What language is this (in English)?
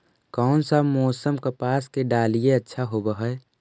Magahi